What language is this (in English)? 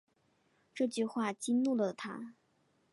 Chinese